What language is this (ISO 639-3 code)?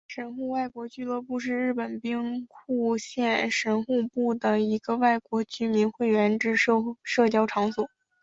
zho